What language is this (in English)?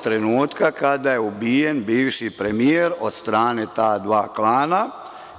Serbian